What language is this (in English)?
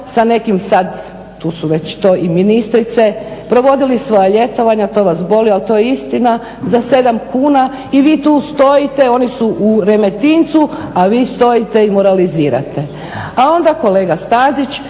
Croatian